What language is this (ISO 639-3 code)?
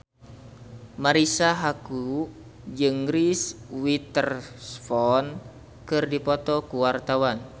sun